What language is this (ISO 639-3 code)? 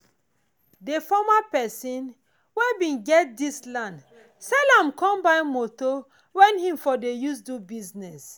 pcm